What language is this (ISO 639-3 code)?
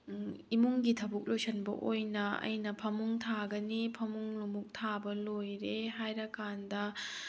mni